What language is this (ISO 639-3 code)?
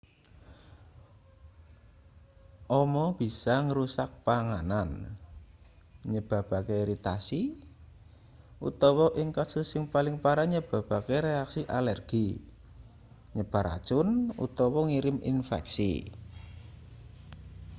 jav